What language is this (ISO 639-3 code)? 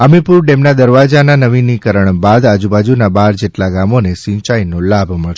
guj